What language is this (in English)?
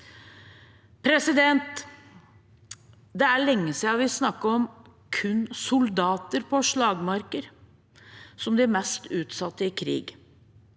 Norwegian